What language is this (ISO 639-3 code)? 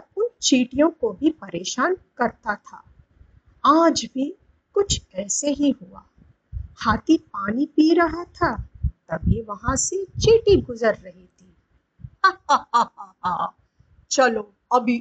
hin